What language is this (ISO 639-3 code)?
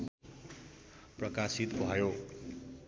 nep